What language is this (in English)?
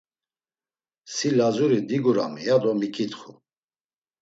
Laz